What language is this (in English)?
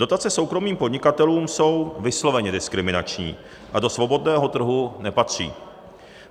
Czech